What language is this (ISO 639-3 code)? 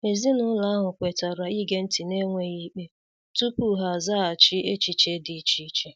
ibo